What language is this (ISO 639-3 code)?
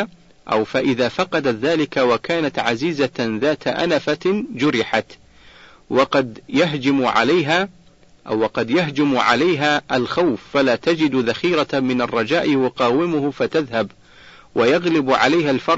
ara